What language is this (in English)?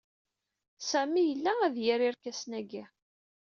Kabyle